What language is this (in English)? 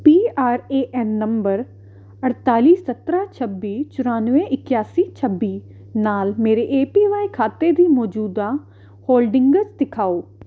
Punjabi